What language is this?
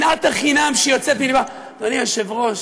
Hebrew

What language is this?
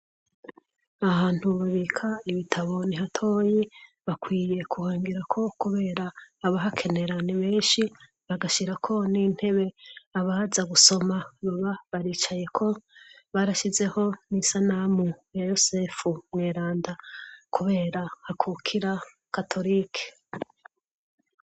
Rundi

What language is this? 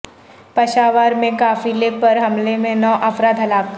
Urdu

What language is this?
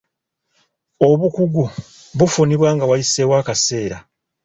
Ganda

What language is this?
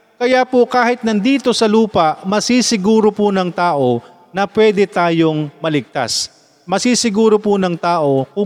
Filipino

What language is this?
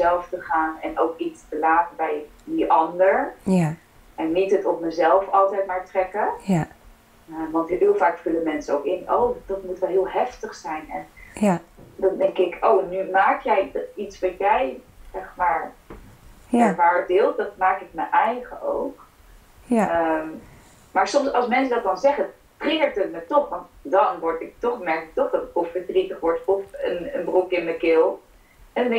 Dutch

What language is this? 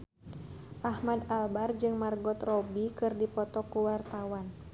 Sundanese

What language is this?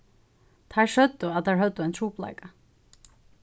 Faroese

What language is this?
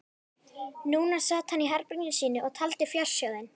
Icelandic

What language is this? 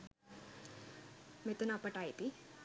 Sinhala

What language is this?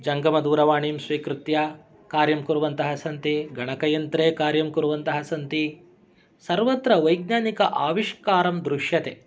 Sanskrit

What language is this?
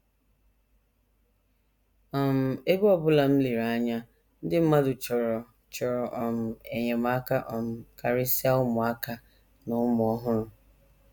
Igbo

